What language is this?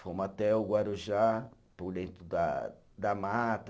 Portuguese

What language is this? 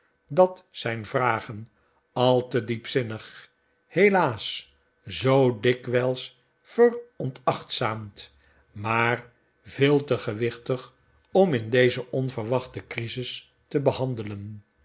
Dutch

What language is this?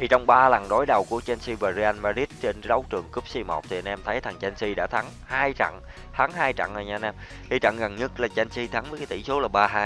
Vietnamese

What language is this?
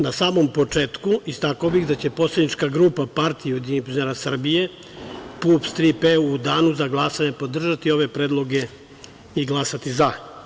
Serbian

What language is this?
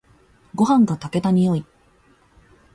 Japanese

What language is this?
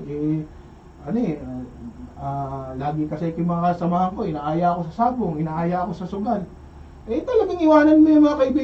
Filipino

